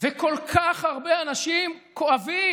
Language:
Hebrew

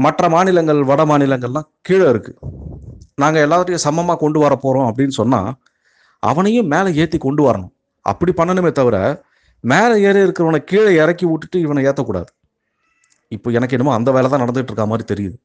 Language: Tamil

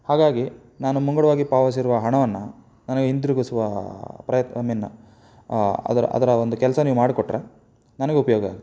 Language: Kannada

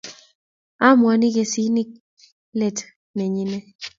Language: Kalenjin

